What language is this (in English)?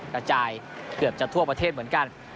Thai